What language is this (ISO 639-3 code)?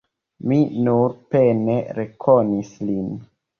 epo